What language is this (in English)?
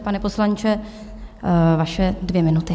Czech